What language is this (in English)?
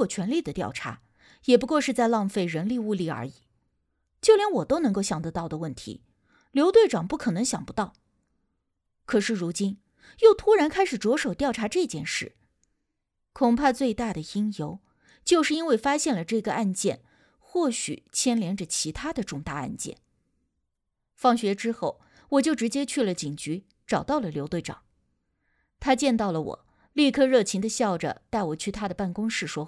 Chinese